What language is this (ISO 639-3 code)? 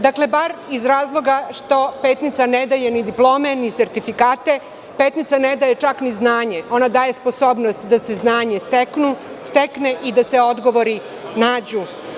srp